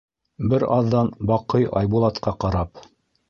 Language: Bashkir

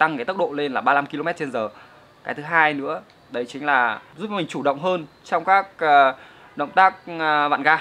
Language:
Vietnamese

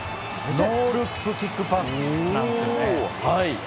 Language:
Japanese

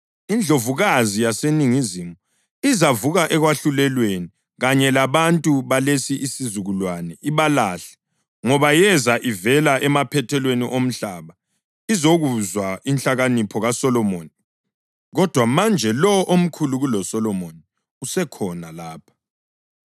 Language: North Ndebele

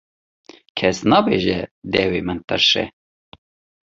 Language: Kurdish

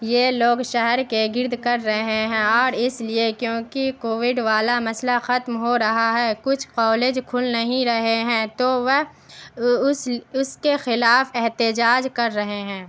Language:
Urdu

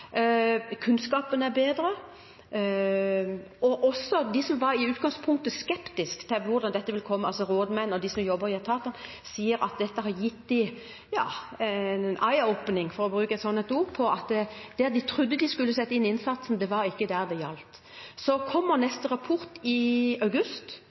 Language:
Norwegian Bokmål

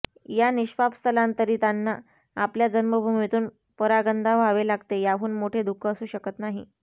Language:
Marathi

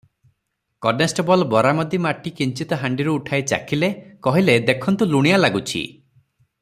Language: Odia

